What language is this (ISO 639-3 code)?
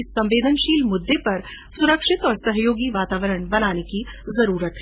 hin